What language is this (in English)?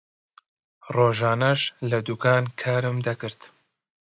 Central Kurdish